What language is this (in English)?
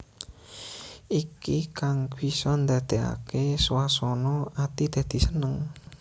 Javanese